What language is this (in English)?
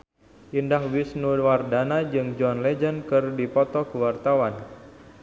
Sundanese